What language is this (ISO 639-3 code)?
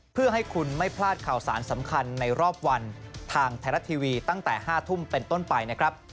tha